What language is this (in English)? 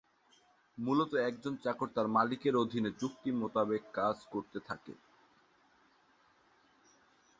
Bangla